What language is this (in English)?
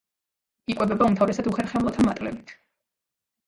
Georgian